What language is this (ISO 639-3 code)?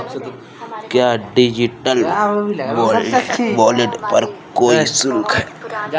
hin